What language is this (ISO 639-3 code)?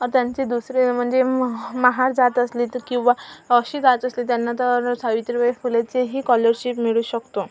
mar